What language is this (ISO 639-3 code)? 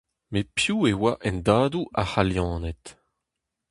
bre